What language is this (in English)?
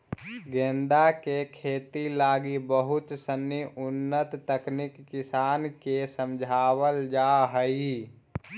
Magahi